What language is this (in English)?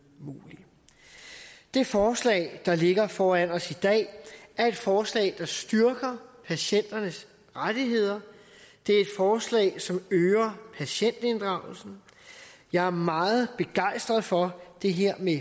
Danish